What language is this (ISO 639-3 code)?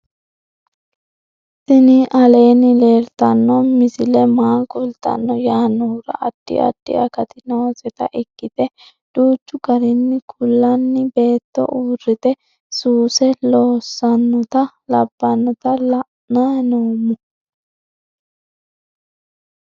sid